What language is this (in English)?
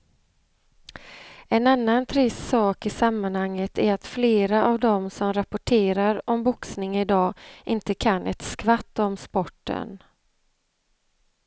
Swedish